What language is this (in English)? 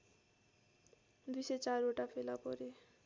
Nepali